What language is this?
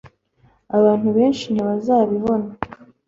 Kinyarwanda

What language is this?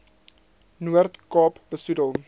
Afrikaans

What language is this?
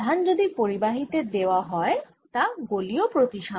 Bangla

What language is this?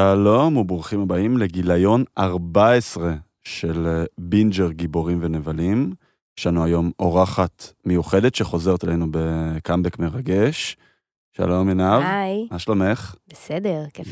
Hebrew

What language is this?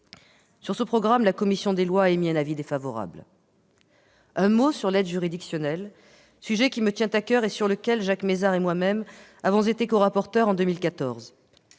French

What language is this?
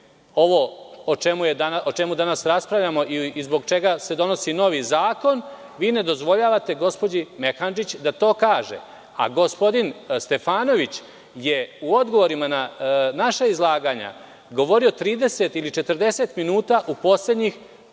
Serbian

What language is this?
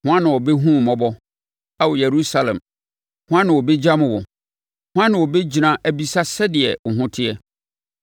Akan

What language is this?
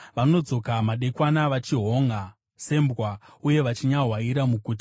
Shona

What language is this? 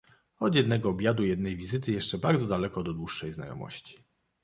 Polish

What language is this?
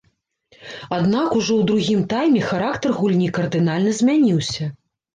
Belarusian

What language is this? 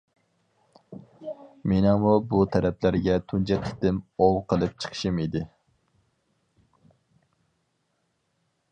Uyghur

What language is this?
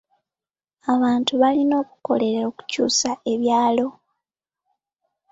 Ganda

